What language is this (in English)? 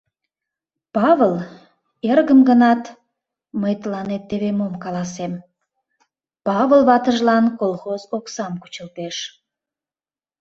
Mari